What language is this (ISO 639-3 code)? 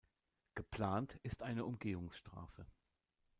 deu